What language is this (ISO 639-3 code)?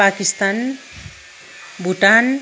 nep